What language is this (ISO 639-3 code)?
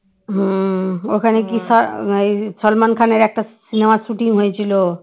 ben